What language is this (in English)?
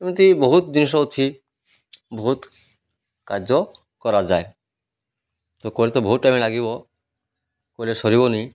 Odia